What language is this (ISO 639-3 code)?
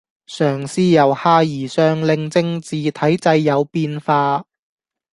yue